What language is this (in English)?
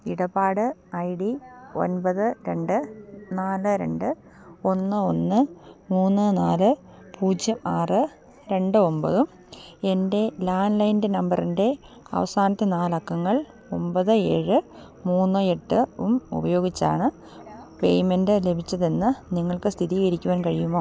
Malayalam